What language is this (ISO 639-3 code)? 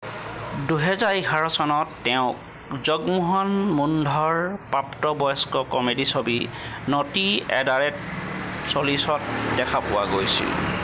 asm